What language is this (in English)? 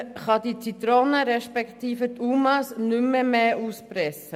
Swiss German